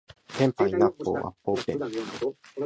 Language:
Japanese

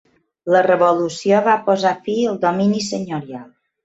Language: Catalan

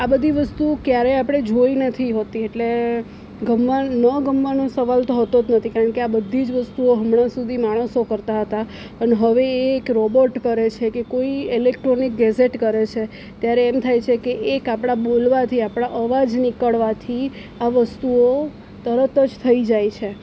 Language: Gujarati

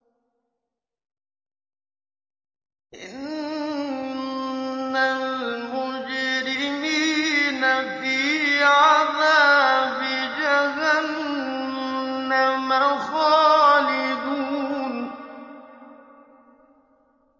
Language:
Arabic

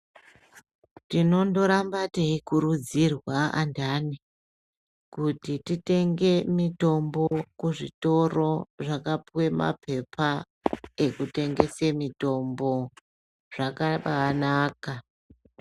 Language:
Ndau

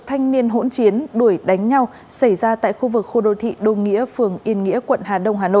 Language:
Vietnamese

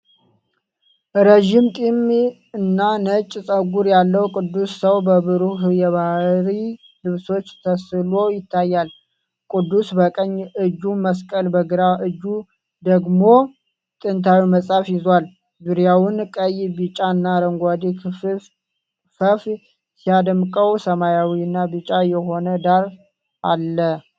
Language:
Amharic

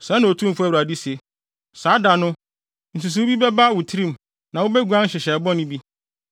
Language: Akan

